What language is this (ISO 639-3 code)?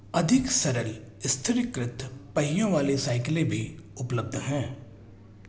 hin